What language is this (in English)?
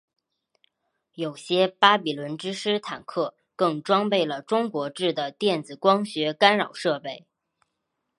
Chinese